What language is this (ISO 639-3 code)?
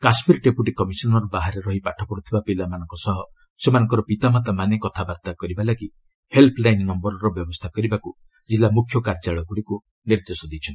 ori